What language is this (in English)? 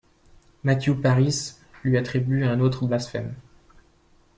French